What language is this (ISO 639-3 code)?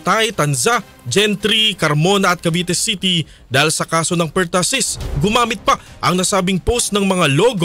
fil